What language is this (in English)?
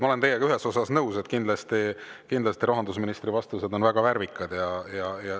Estonian